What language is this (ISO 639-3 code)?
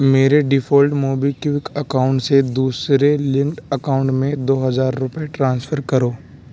urd